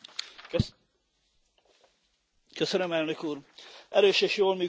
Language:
Hungarian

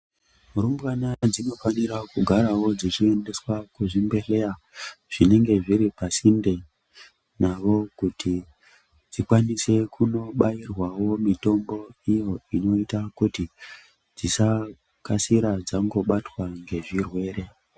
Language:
Ndau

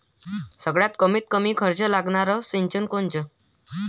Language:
Marathi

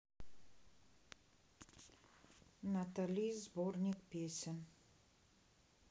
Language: Russian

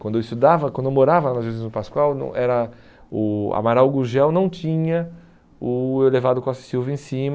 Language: Portuguese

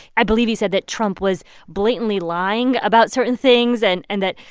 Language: English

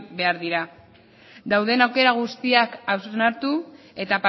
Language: Basque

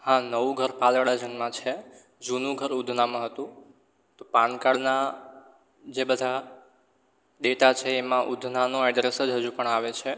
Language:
Gujarati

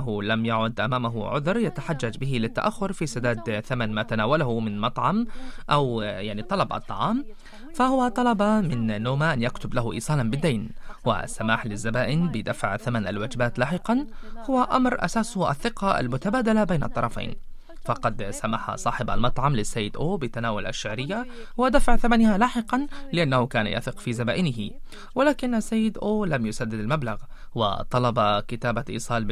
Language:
Arabic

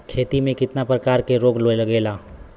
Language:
Bhojpuri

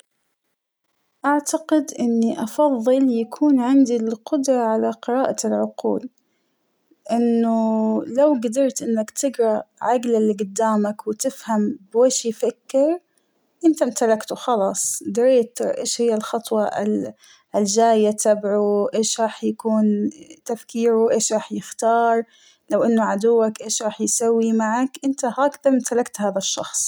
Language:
Hijazi Arabic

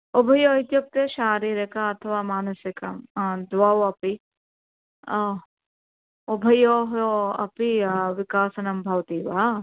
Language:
Sanskrit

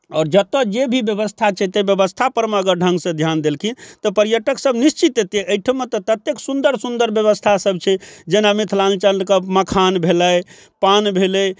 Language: Maithili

